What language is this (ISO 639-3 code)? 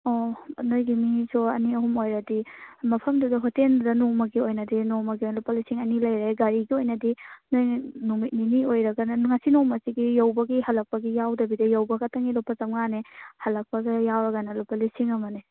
mni